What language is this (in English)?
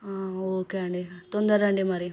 Telugu